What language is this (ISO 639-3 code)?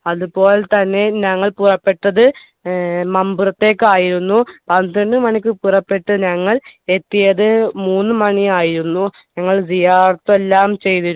mal